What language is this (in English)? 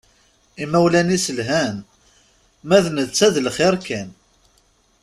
Kabyle